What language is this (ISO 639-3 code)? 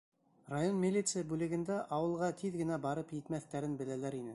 bak